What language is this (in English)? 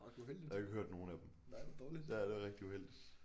Danish